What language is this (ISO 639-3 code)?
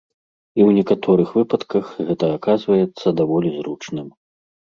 bel